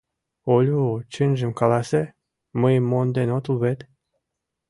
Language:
Mari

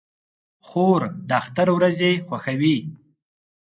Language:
Pashto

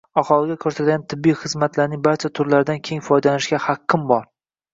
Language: Uzbek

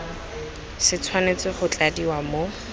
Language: Tswana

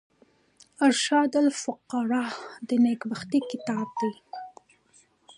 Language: Pashto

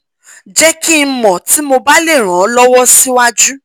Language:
Yoruba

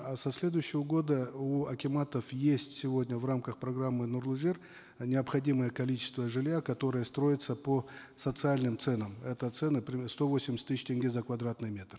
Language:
Kazakh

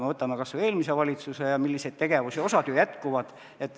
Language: Estonian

